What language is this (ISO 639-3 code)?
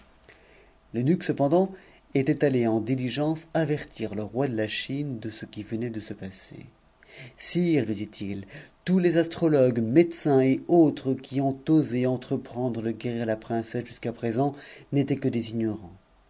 fra